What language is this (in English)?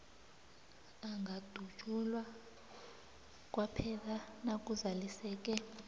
South Ndebele